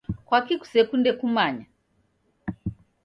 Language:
Taita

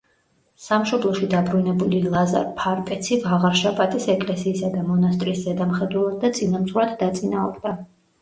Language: Georgian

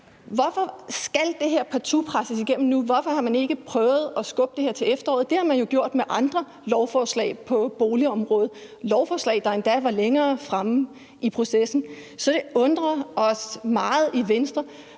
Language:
Danish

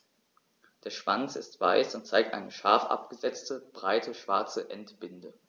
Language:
German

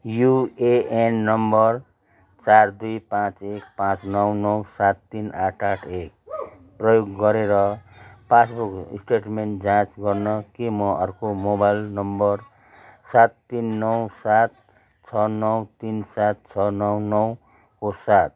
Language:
Nepali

